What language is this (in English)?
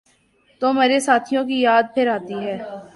Urdu